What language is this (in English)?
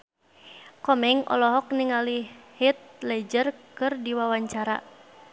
Sundanese